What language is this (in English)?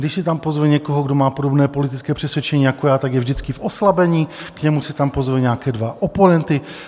Czech